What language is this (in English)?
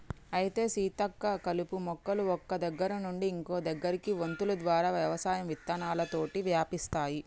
Telugu